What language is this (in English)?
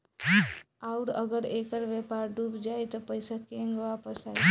Bhojpuri